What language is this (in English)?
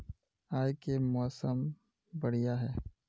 Magahi